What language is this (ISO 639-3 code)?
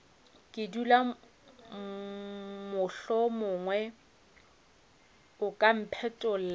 nso